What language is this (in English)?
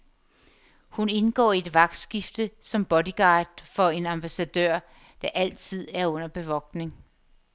Danish